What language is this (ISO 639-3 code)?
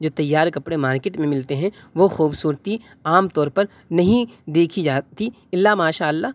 urd